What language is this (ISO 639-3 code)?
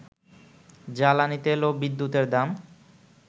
ben